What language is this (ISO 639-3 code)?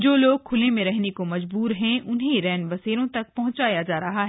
hin